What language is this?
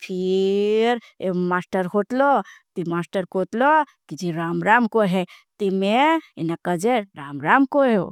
Bhili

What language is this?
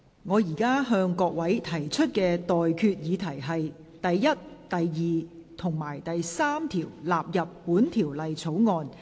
Cantonese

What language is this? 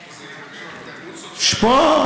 Hebrew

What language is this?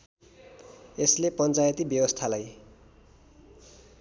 Nepali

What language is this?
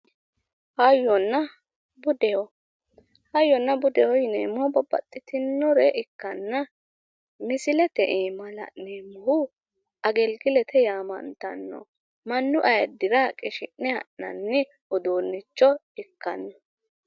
Sidamo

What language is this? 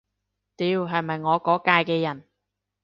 Cantonese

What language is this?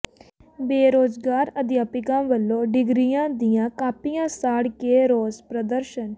Punjabi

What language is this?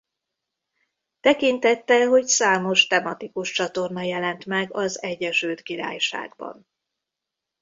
Hungarian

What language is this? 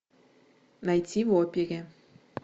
Russian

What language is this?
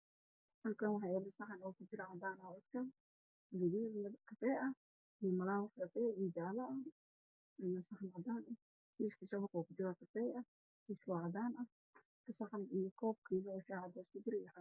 Somali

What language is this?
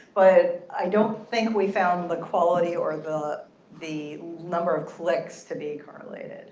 English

